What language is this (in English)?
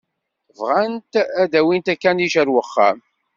Kabyle